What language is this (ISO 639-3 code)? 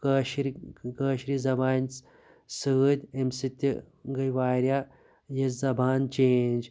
kas